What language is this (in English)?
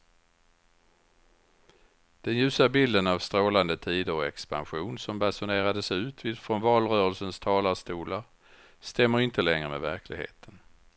Swedish